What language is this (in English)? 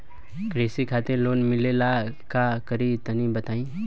Bhojpuri